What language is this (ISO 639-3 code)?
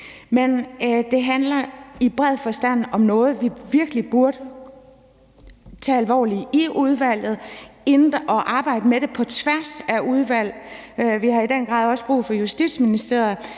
dan